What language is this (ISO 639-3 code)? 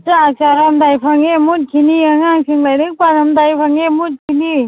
mni